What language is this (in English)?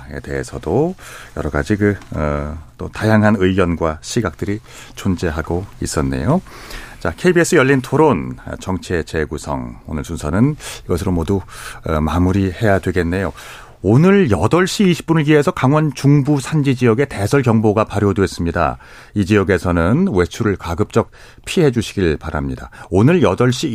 Korean